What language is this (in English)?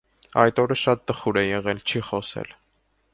Armenian